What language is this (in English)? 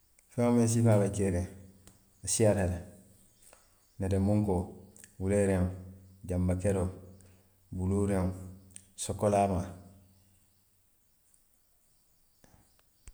Western Maninkakan